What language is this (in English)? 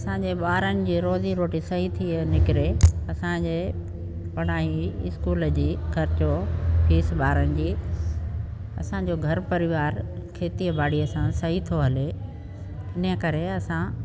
Sindhi